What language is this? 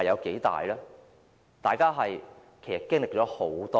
Cantonese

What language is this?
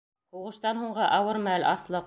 Bashkir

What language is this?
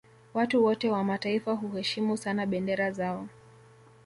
Swahili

